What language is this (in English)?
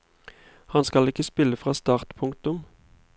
Norwegian